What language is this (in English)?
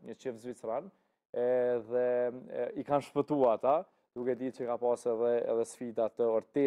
Romanian